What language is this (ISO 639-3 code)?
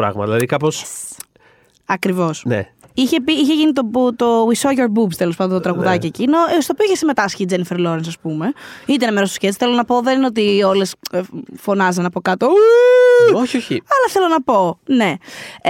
ell